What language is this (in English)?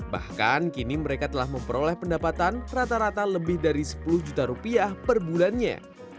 Indonesian